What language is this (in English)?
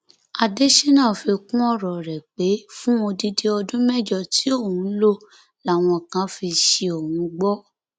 Yoruba